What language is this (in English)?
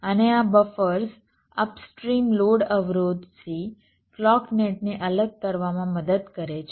Gujarati